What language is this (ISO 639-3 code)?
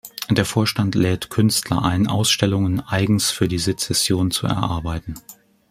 deu